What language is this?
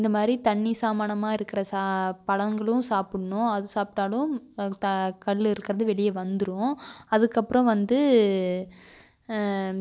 Tamil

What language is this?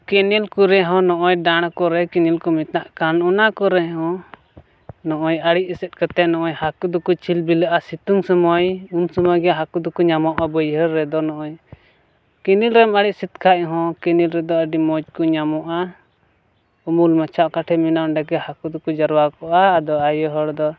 Santali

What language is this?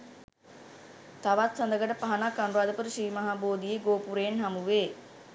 Sinhala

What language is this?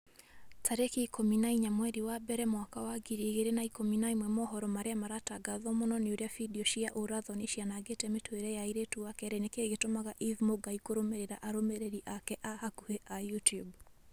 Kikuyu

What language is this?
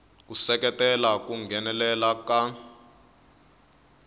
Tsonga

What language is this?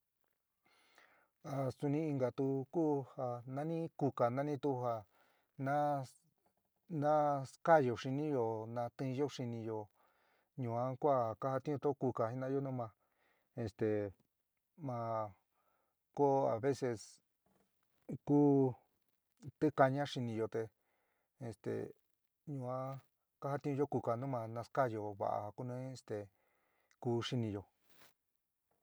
San Miguel El Grande Mixtec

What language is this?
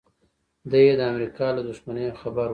Pashto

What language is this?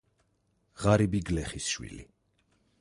Georgian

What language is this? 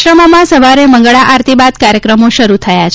Gujarati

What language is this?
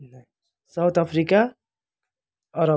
Nepali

